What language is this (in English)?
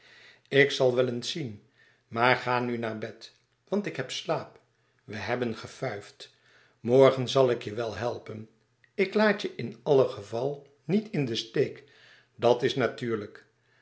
Dutch